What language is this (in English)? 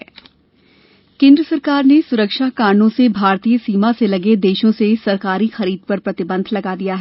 Hindi